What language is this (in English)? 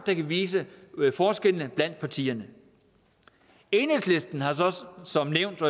Danish